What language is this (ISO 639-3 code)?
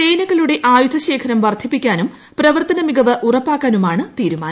mal